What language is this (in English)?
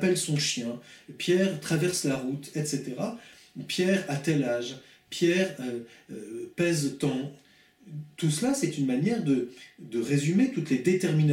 French